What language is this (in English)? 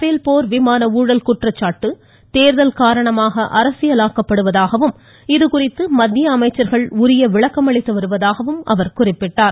Tamil